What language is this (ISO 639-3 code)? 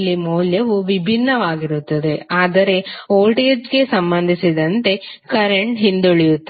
kan